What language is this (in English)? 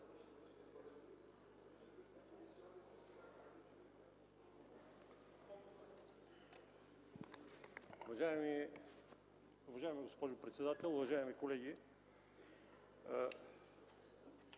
Bulgarian